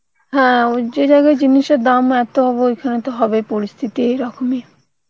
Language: Bangla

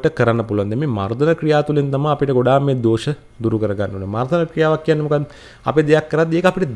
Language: Indonesian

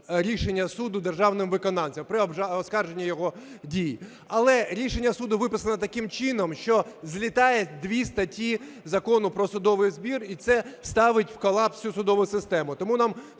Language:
Ukrainian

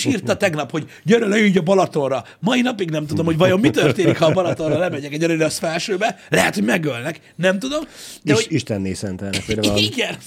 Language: Hungarian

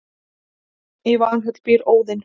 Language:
Icelandic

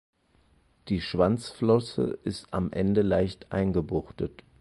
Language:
German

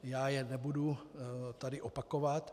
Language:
Czech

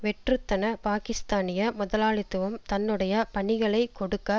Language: Tamil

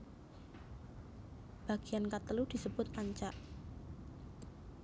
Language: Javanese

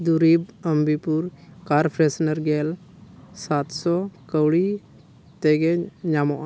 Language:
Santali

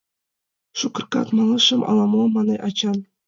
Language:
Mari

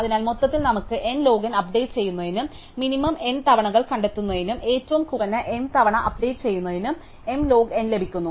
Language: Malayalam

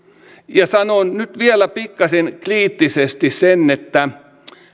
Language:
Finnish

